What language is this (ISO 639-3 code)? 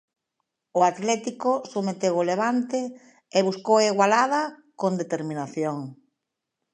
glg